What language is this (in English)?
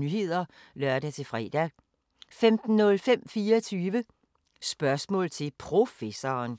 Danish